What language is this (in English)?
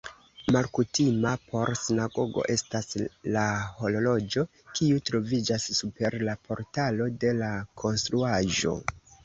Esperanto